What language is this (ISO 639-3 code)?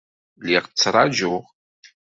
kab